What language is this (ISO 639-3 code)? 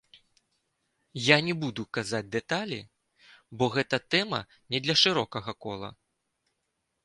bel